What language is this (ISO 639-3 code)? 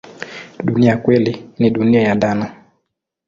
swa